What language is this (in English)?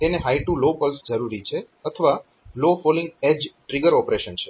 Gujarati